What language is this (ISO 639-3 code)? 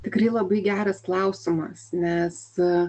lit